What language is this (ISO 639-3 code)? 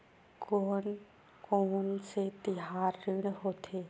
hne